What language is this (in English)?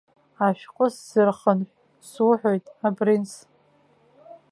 Abkhazian